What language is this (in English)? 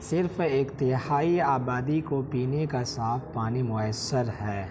Urdu